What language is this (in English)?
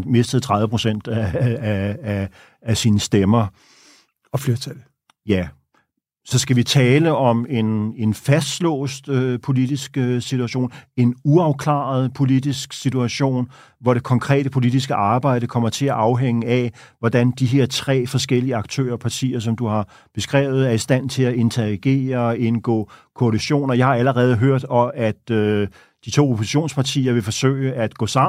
Danish